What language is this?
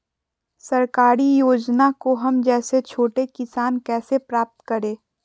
Magahi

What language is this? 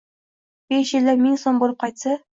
Uzbek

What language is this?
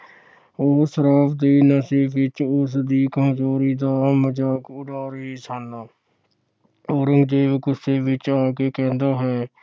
Punjabi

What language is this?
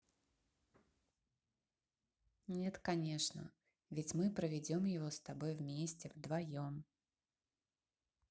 Russian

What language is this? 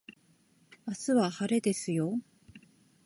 Japanese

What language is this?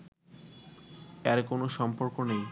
Bangla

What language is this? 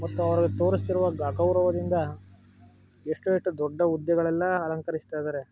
Kannada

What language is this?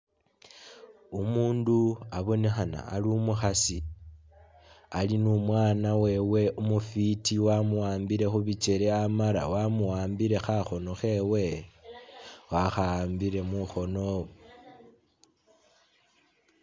Masaaba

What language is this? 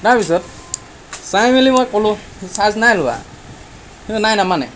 Assamese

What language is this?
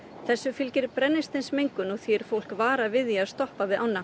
Icelandic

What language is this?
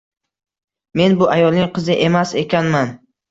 Uzbek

